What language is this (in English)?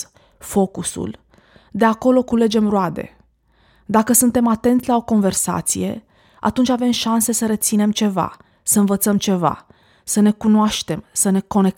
Romanian